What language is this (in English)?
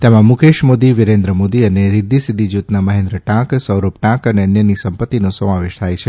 Gujarati